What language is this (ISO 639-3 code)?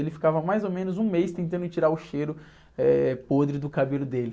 por